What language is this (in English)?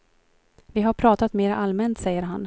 Swedish